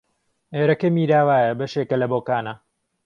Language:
Central Kurdish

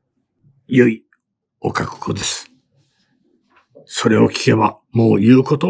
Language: Japanese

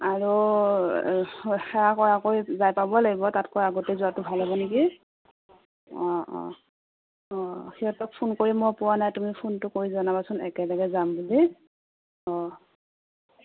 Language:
Assamese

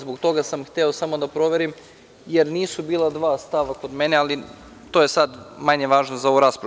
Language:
Serbian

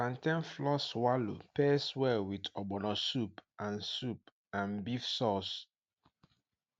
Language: Nigerian Pidgin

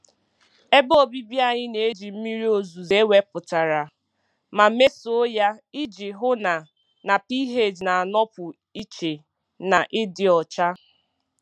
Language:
Igbo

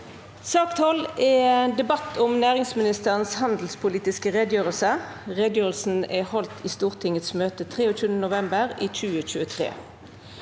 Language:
Norwegian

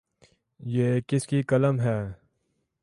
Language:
Urdu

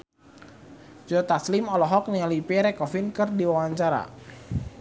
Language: Sundanese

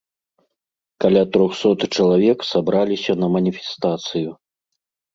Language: Belarusian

